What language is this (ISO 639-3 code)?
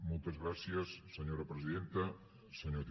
cat